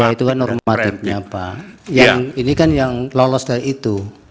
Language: Indonesian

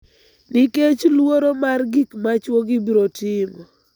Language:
Luo (Kenya and Tanzania)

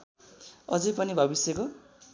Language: Nepali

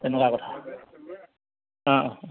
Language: Assamese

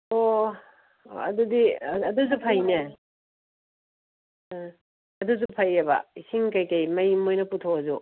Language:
Manipuri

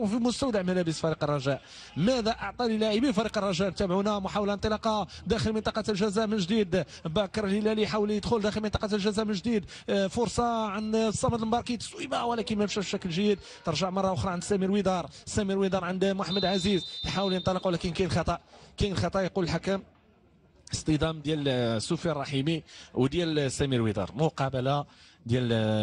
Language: Arabic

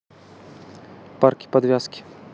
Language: Russian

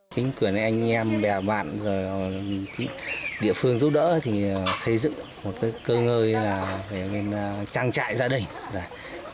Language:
Vietnamese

